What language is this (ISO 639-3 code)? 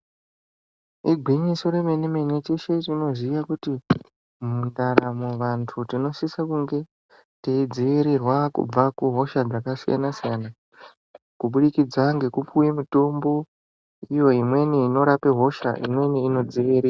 ndc